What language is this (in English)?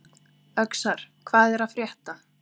Icelandic